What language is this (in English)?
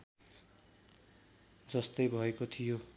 Nepali